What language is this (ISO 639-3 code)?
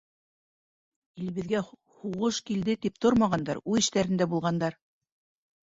bak